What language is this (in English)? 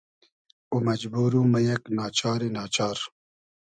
Hazaragi